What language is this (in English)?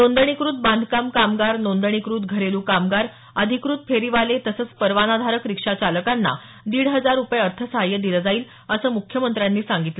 Marathi